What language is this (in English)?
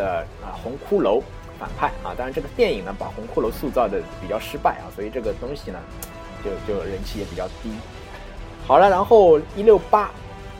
Chinese